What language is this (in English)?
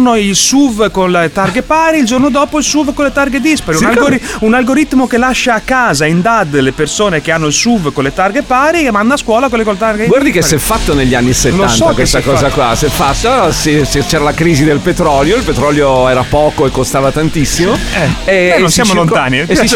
Italian